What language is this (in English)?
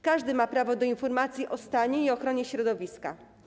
Polish